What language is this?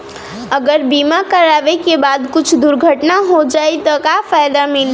Bhojpuri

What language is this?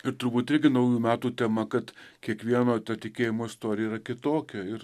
Lithuanian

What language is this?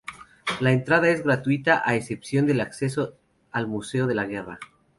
Spanish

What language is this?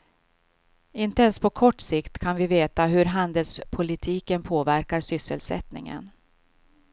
Swedish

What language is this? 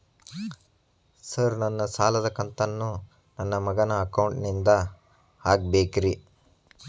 Kannada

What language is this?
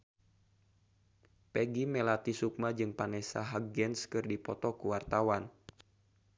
Sundanese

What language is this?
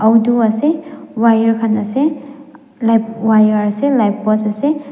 Naga Pidgin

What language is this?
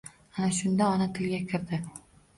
Uzbek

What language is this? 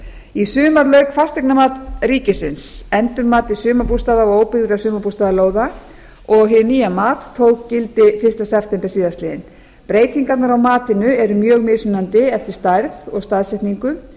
Icelandic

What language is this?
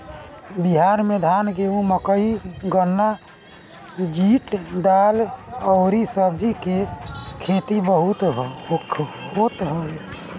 Bhojpuri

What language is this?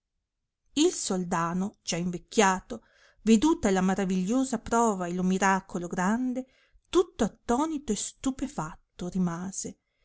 Italian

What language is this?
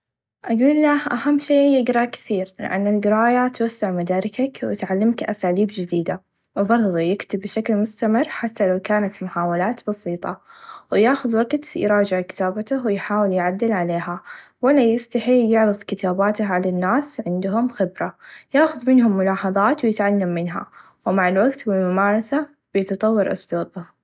Najdi Arabic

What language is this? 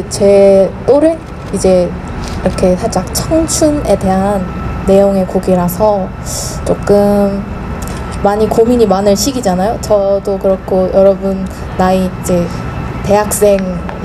Korean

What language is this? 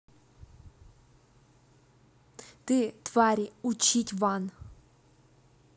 Russian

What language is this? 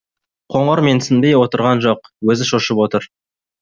Kazakh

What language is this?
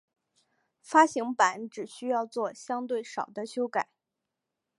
Chinese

